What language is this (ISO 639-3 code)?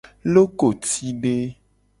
gej